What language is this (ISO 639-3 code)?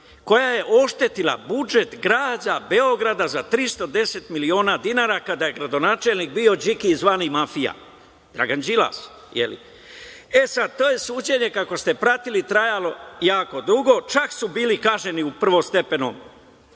srp